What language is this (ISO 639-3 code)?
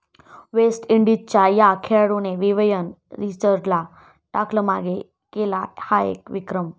mar